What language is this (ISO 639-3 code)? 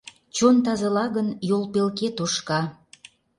chm